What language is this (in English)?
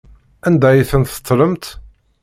Kabyle